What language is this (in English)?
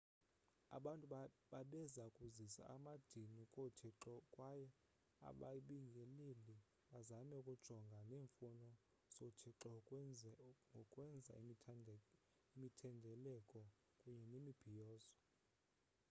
Xhosa